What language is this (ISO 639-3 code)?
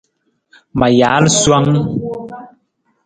nmz